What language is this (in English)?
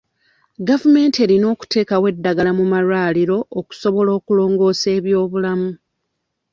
Ganda